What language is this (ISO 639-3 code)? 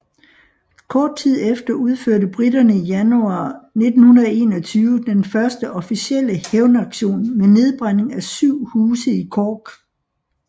dan